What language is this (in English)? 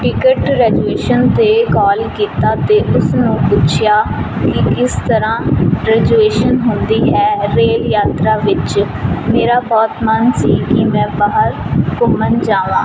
Punjabi